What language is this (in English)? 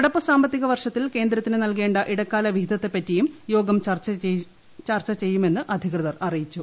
Malayalam